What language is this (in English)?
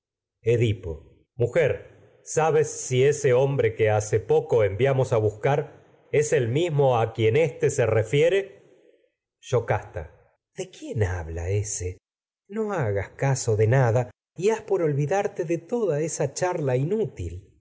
Spanish